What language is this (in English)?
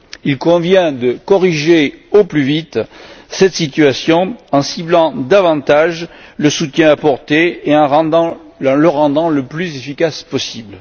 French